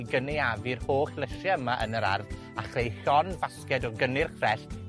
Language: Welsh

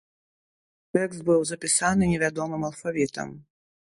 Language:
Belarusian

